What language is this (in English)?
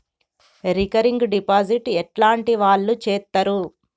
Telugu